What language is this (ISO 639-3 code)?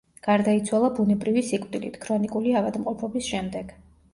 kat